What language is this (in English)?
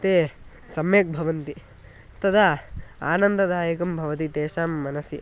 Sanskrit